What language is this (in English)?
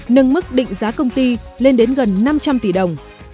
Vietnamese